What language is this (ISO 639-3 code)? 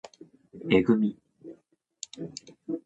jpn